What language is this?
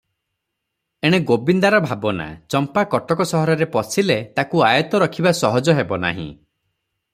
Odia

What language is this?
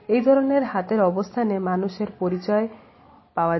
Bangla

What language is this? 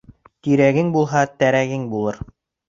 Bashkir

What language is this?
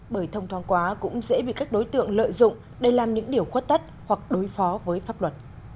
Vietnamese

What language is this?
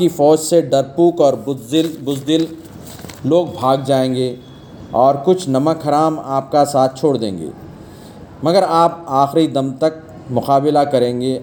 Telugu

